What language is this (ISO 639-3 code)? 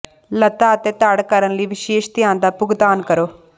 pan